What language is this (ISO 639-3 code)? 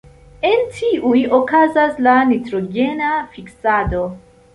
epo